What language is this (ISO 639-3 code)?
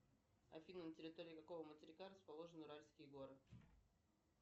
rus